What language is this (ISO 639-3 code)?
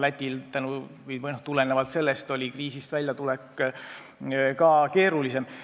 est